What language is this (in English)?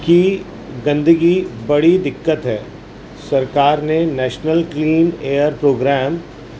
Urdu